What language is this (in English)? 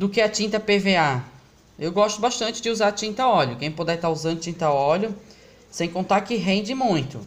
Portuguese